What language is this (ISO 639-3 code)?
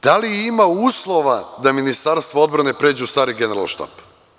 srp